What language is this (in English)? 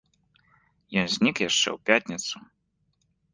Belarusian